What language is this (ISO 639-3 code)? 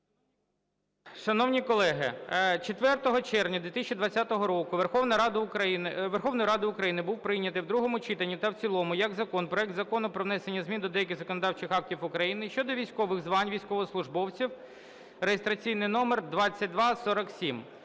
ukr